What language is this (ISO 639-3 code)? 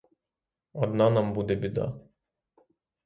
ukr